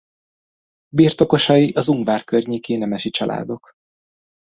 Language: Hungarian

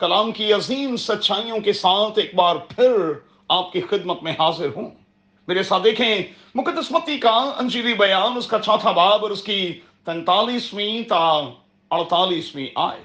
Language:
Urdu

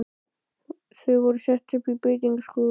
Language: Icelandic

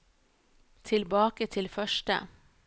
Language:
Norwegian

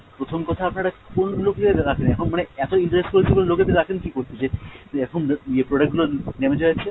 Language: Bangla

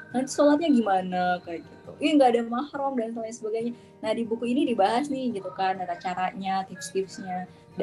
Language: Indonesian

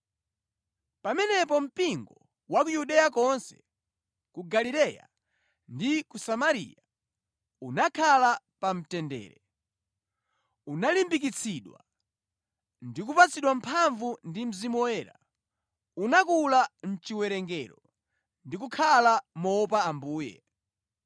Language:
Nyanja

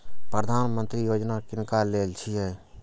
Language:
Maithili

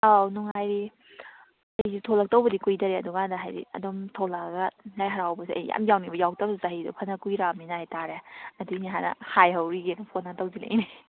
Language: Manipuri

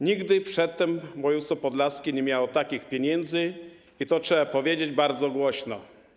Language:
Polish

